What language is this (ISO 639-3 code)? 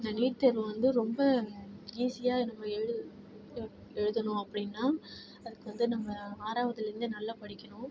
tam